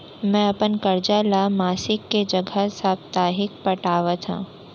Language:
Chhattisgarhi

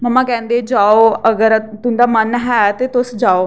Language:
Dogri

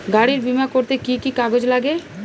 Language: Bangla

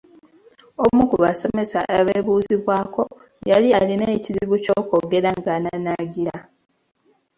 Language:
Ganda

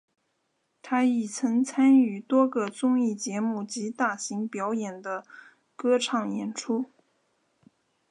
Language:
Chinese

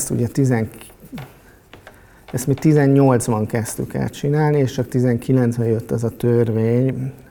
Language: Hungarian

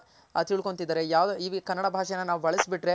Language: Kannada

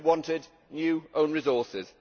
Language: English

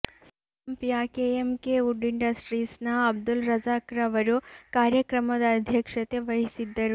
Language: Kannada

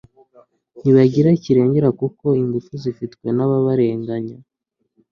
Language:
Kinyarwanda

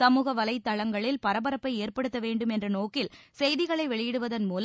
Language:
Tamil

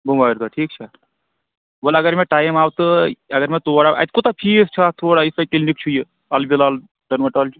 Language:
Kashmiri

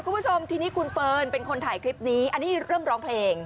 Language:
Thai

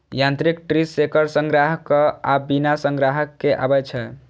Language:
Maithili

